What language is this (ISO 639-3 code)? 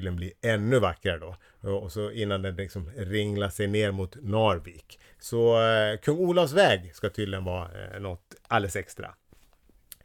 swe